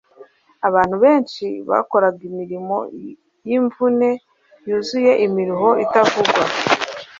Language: Kinyarwanda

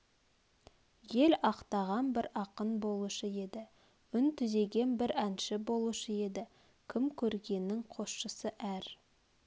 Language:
Kazakh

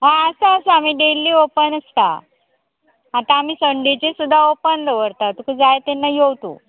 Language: Konkani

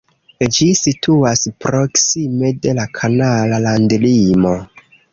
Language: Esperanto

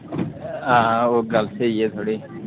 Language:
Dogri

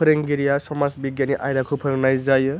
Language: Bodo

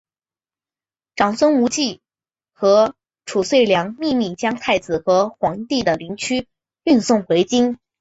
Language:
Chinese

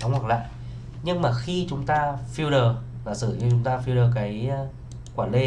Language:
Vietnamese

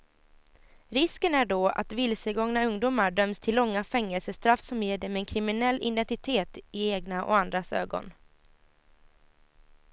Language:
Swedish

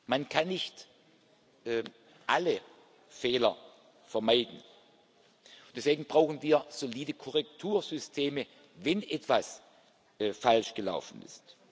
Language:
German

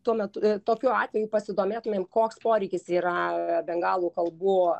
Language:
Lithuanian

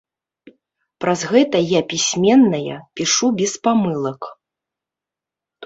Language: Belarusian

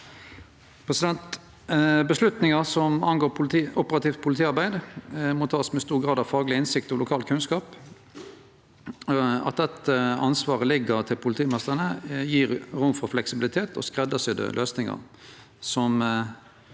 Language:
Norwegian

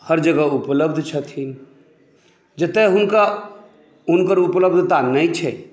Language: Maithili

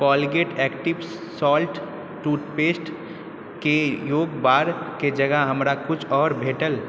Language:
Maithili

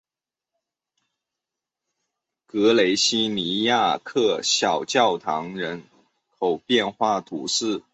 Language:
Chinese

